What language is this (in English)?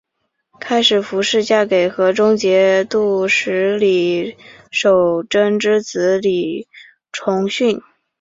Chinese